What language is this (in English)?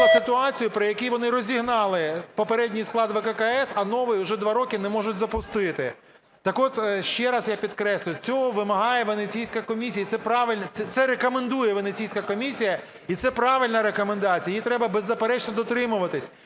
Ukrainian